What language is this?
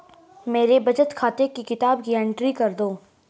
Hindi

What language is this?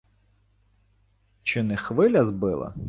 Ukrainian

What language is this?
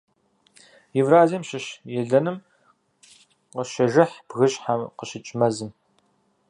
Kabardian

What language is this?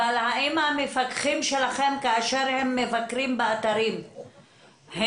Hebrew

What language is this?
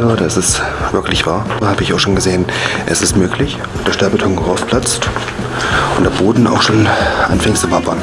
German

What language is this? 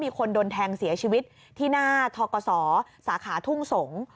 Thai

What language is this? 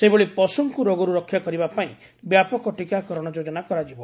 Odia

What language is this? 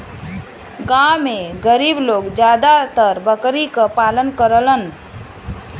Bhojpuri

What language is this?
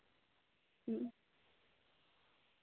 Santali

